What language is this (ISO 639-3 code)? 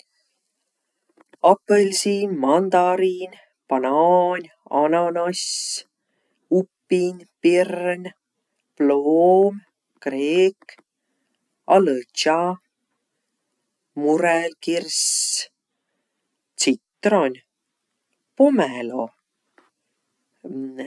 vro